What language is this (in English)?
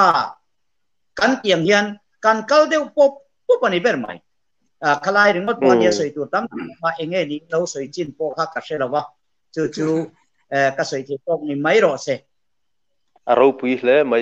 Thai